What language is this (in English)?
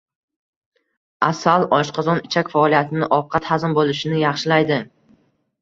Uzbek